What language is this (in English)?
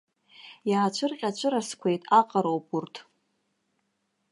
Abkhazian